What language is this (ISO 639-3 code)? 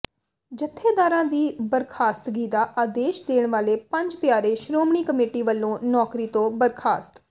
pan